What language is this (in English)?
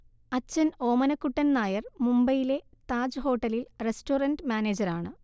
Malayalam